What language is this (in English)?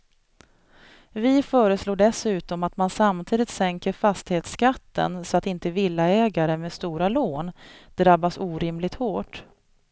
Swedish